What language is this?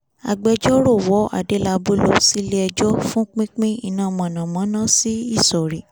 Yoruba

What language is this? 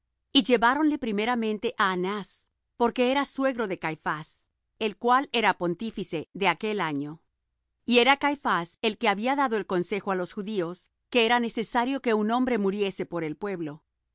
Spanish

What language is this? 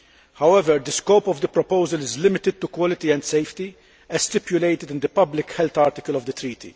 English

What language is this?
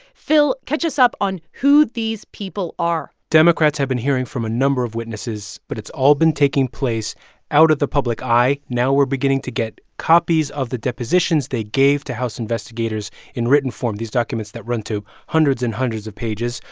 English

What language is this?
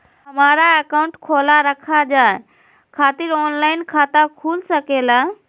Magahi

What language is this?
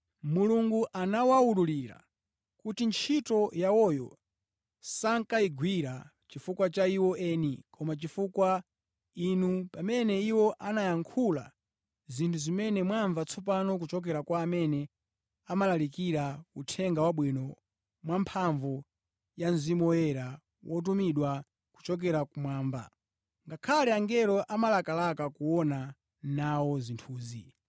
Nyanja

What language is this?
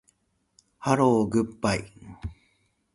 Japanese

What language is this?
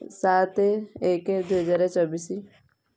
Odia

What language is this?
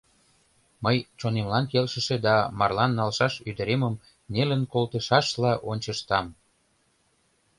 Mari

